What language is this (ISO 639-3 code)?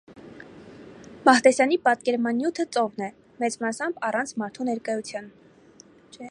hye